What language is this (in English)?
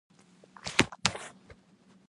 Indonesian